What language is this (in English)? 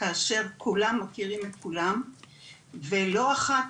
Hebrew